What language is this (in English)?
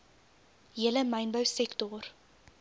Afrikaans